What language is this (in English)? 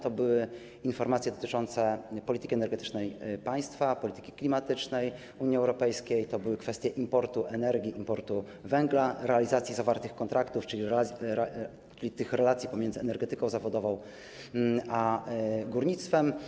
Polish